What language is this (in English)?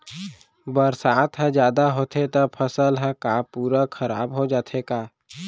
Chhattisgarhi